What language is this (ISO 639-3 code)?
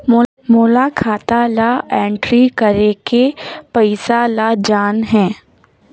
hne